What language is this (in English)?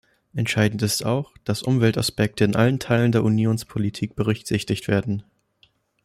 German